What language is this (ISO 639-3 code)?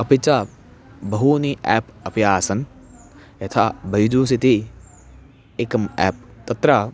san